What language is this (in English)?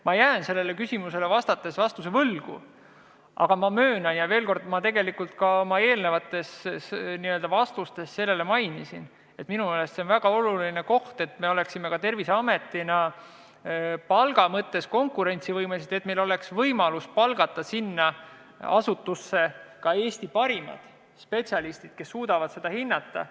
Estonian